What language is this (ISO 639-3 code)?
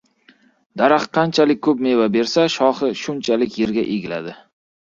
uzb